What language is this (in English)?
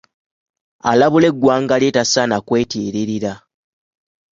Ganda